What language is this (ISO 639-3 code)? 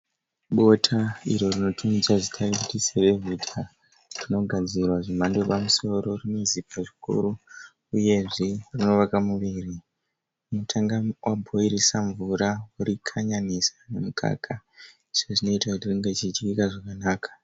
sna